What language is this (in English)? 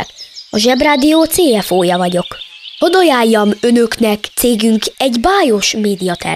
Hungarian